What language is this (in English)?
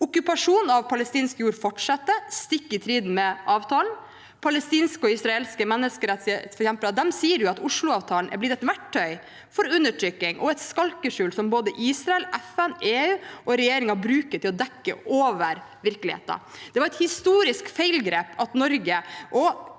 Norwegian